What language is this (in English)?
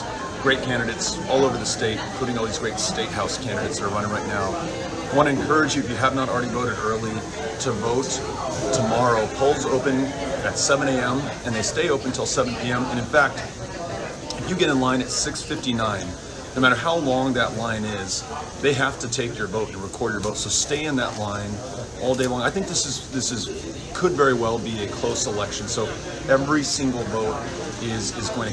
English